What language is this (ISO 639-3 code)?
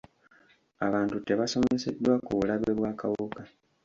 lug